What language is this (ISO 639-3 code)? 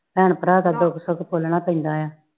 pan